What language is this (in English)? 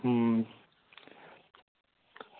Dogri